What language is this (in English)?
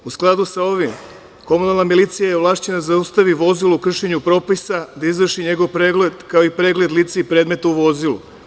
Serbian